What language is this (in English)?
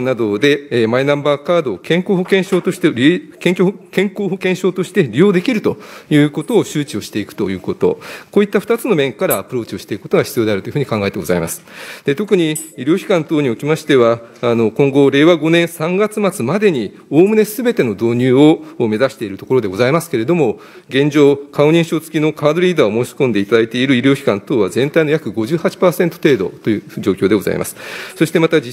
Japanese